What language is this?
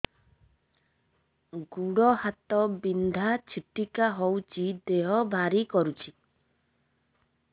Odia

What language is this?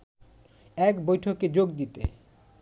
Bangla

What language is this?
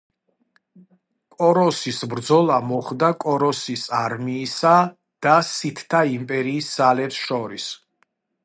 Georgian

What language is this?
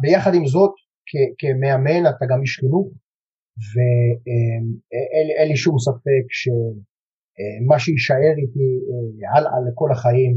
Hebrew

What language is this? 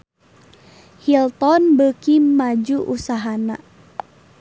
Sundanese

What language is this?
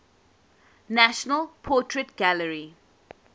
English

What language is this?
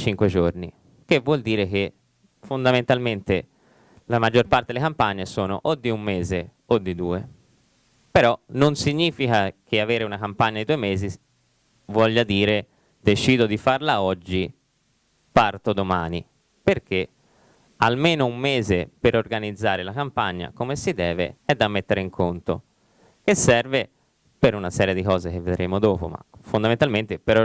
Italian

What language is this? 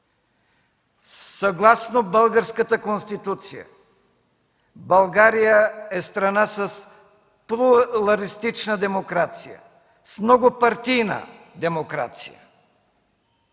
Bulgarian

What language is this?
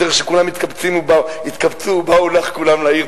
Hebrew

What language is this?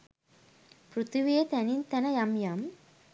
Sinhala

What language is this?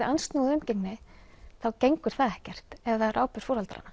Icelandic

